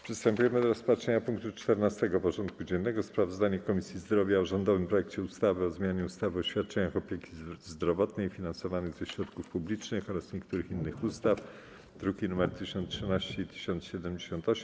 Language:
Polish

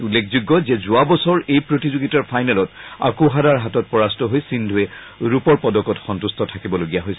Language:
Assamese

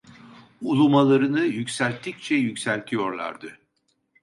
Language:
Turkish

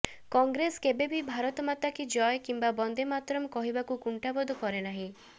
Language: Odia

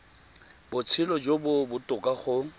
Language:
Tswana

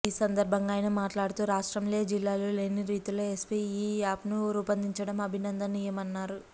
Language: Telugu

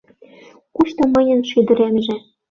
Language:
Mari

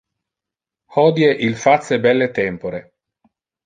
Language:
Interlingua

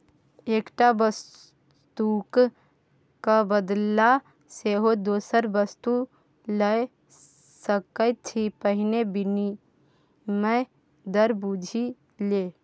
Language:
Maithili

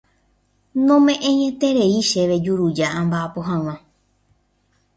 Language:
Guarani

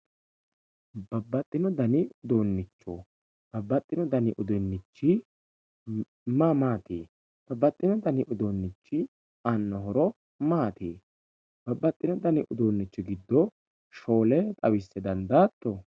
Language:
Sidamo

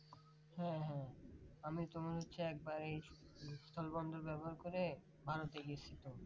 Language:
Bangla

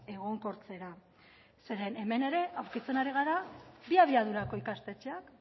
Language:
Basque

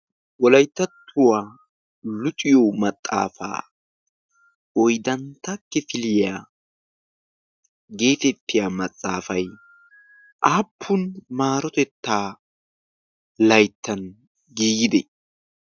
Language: Wolaytta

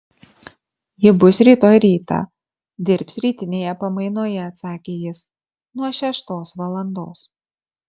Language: Lithuanian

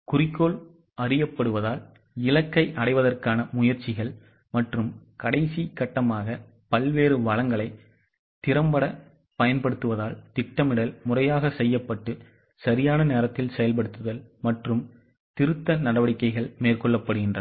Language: Tamil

